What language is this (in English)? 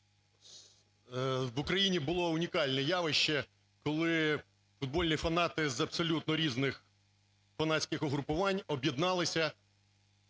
Ukrainian